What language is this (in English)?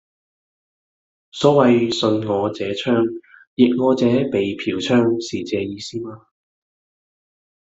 Cantonese